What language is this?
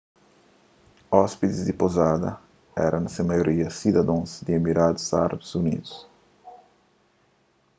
Kabuverdianu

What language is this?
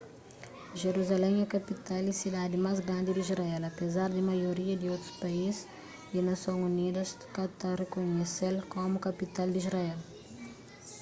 Kabuverdianu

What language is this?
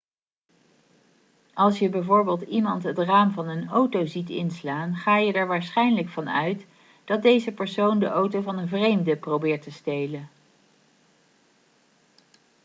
Dutch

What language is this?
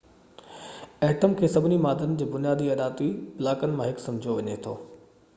Sindhi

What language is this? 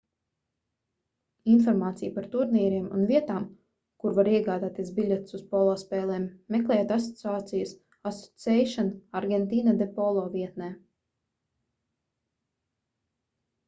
Latvian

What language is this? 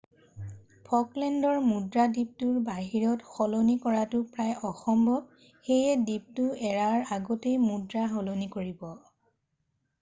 Assamese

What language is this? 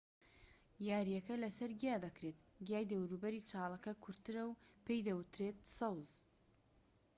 Central Kurdish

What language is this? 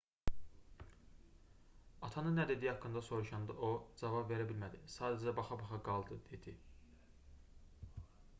Azerbaijani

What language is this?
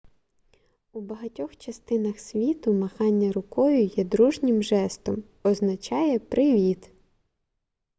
Ukrainian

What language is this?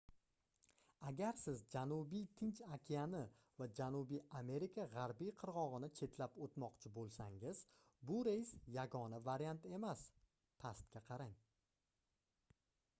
Uzbek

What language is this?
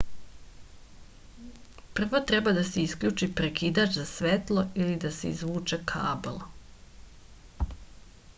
Serbian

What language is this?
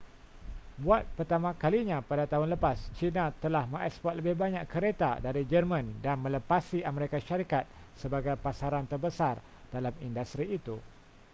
Malay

